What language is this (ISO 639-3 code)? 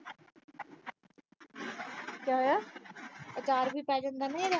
pan